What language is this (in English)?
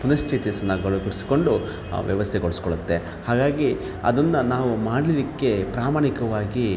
Kannada